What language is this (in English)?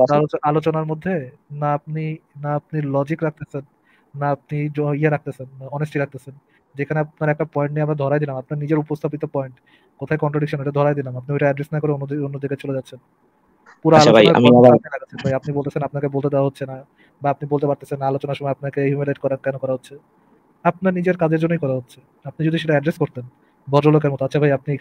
Arabic